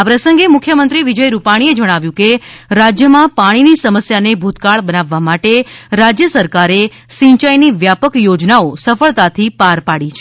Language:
Gujarati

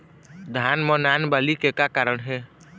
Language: Chhattisgarhi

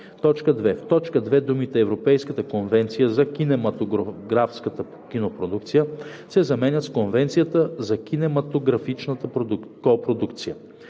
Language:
Bulgarian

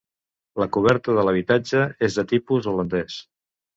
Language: Catalan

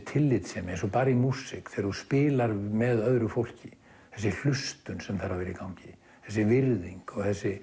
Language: Icelandic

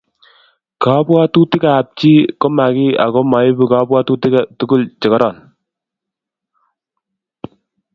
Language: Kalenjin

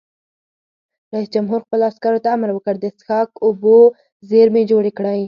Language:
Pashto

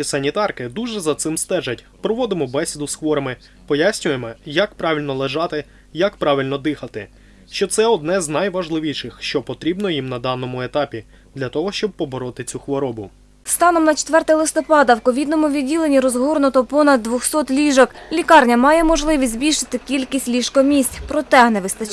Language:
Ukrainian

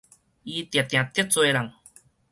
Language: Min Nan Chinese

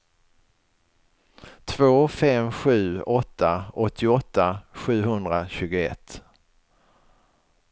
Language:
Swedish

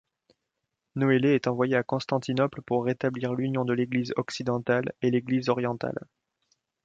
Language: French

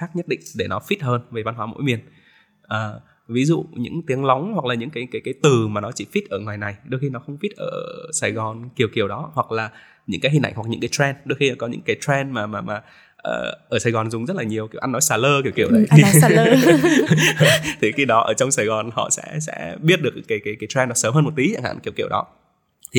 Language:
Vietnamese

